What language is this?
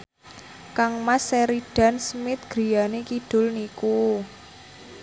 Javanese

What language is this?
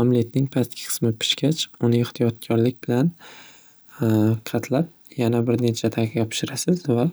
Uzbek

